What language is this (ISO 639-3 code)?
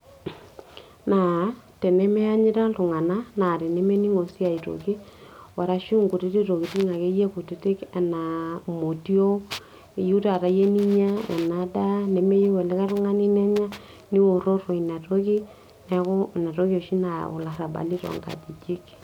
mas